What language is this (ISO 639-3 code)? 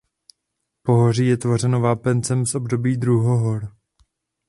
ces